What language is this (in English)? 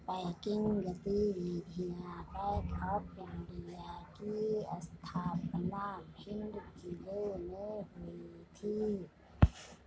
Hindi